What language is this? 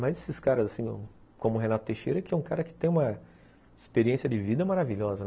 Portuguese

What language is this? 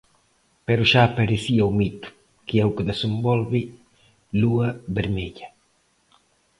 Galician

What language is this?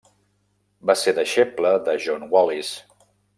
Catalan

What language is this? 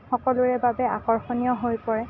Assamese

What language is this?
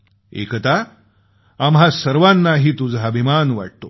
Marathi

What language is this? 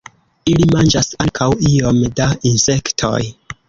Esperanto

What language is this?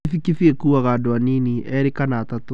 Kikuyu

